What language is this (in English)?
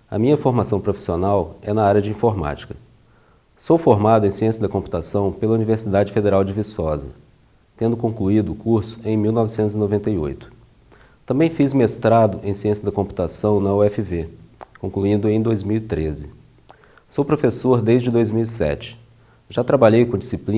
Portuguese